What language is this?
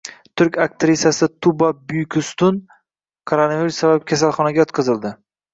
Uzbek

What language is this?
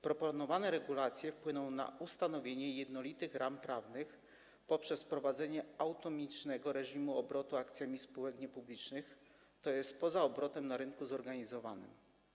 Polish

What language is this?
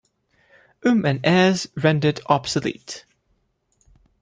English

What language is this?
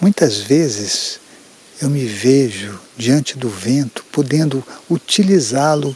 Portuguese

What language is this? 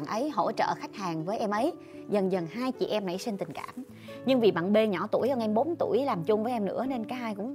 Vietnamese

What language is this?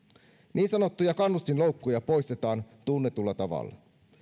Finnish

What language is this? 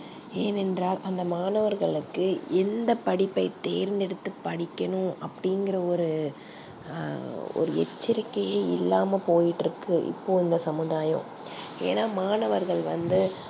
Tamil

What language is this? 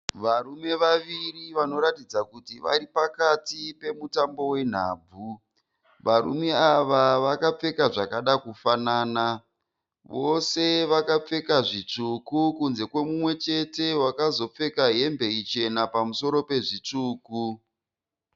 Shona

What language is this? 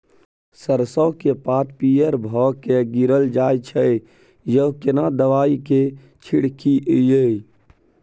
Maithili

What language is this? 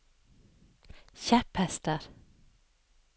Norwegian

